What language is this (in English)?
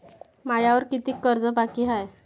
Marathi